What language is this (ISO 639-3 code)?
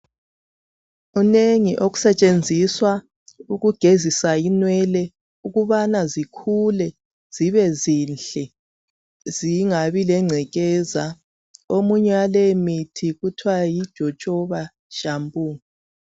nde